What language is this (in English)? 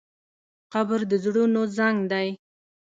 Pashto